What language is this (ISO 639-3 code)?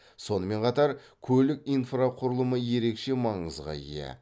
kaz